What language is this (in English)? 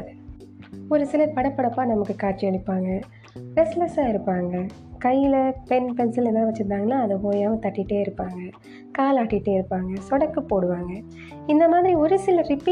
Tamil